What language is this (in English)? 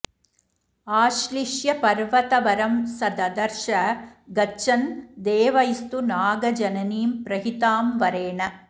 Sanskrit